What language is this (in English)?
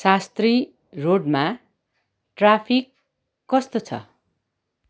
Nepali